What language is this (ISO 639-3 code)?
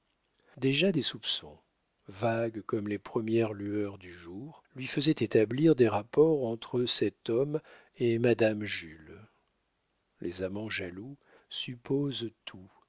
fra